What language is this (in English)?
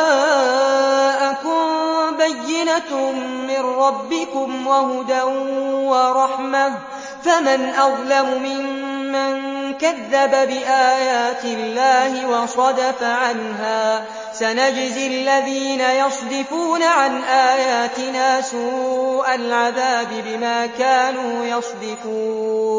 Arabic